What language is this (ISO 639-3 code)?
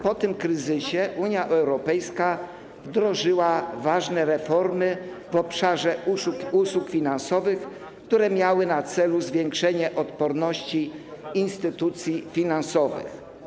pol